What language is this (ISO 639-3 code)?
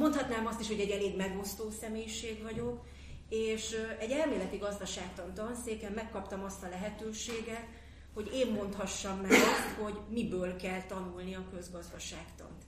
hun